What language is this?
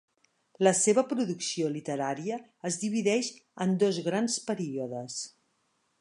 Catalan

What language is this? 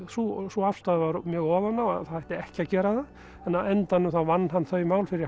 Icelandic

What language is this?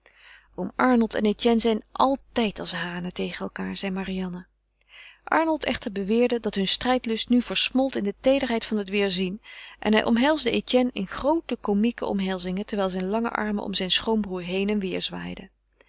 Dutch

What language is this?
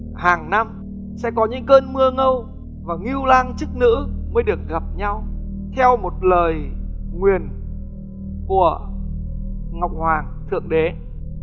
Vietnamese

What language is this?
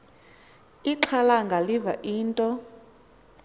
Xhosa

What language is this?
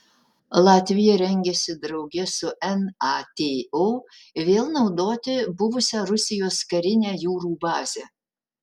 Lithuanian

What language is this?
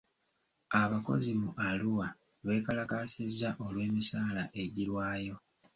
Ganda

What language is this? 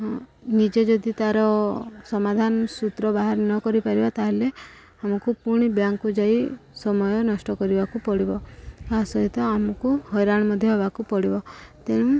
Odia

